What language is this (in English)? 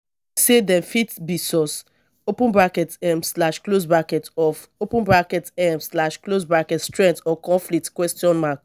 Nigerian Pidgin